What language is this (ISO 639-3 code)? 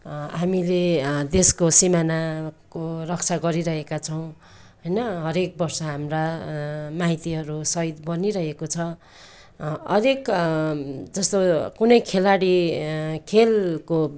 nep